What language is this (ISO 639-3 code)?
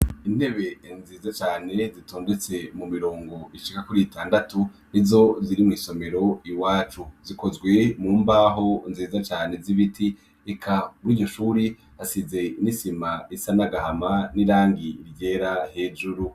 run